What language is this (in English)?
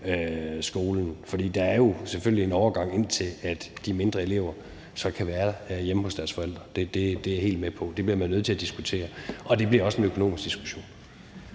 Danish